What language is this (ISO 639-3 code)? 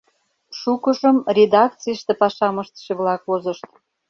chm